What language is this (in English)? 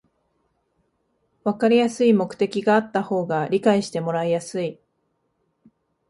Japanese